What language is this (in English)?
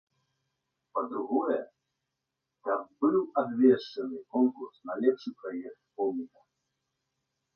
Belarusian